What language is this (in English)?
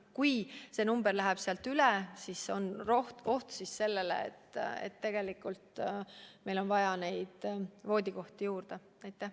Estonian